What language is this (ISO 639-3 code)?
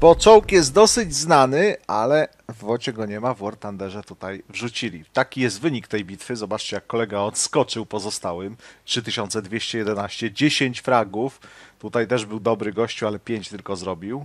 pol